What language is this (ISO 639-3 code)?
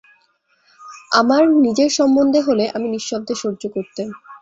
ben